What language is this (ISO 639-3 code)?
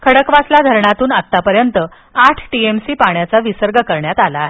mar